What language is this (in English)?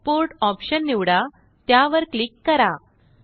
Marathi